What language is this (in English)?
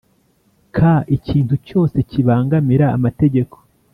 Kinyarwanda